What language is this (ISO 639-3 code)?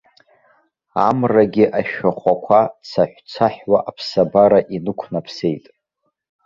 abk